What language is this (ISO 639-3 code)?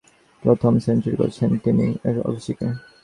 ben